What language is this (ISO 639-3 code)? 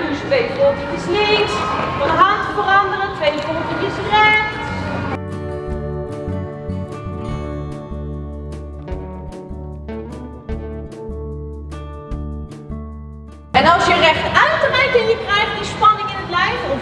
nld